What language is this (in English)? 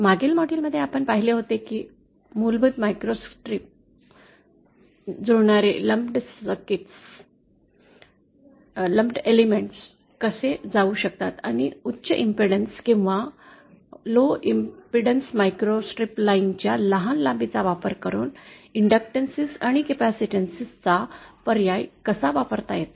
Marathi